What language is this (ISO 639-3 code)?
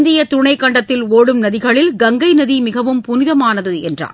tam